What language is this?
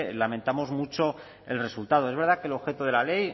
Spanish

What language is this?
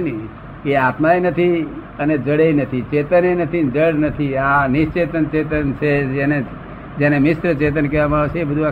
Gujarati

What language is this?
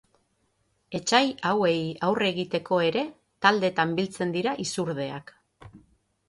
Basque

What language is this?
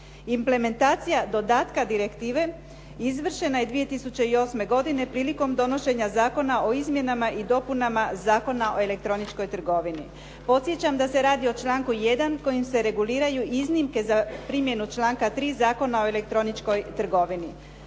Croatian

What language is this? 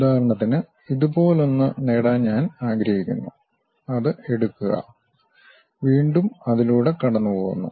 Malayalam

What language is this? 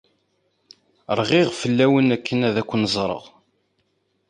Kabyle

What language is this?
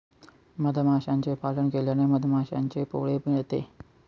Marathi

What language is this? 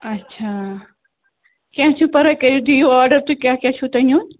Kashmiri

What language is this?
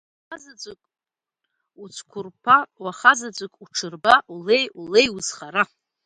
Abkhazian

